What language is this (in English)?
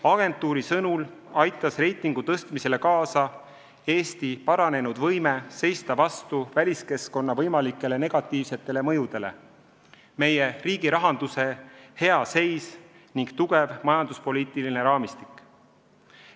Estonian